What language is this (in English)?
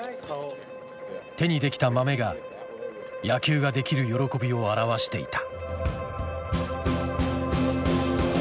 Japanese